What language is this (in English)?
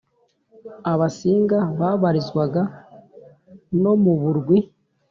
Kinyarwanda